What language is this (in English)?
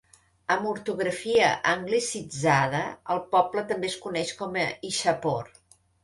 Catalan